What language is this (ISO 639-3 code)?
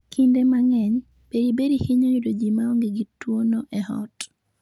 luo